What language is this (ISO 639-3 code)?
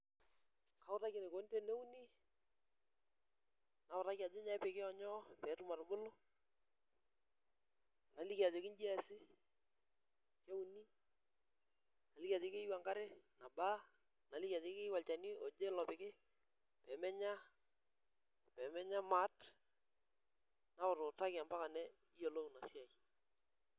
mas